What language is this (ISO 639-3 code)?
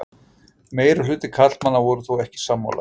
isl